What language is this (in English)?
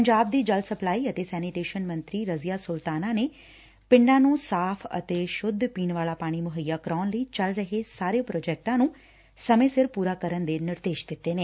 Punjabi